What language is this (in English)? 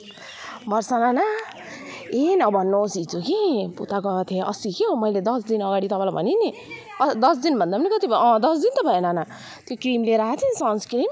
Nepali